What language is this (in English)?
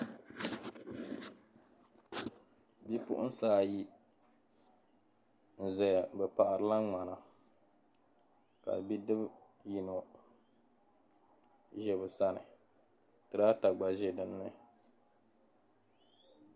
Dagbani